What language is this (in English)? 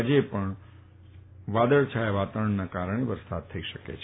Gujarati